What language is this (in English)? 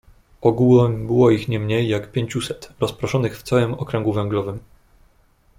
Polish